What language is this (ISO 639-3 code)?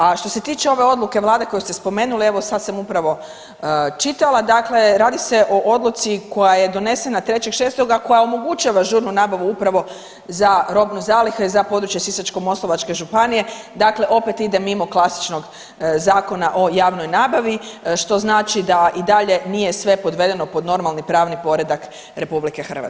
hrv